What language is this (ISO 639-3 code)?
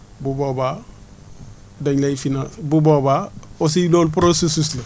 wol